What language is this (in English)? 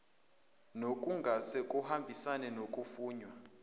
Zulu